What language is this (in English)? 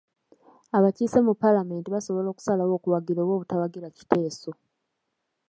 Ganda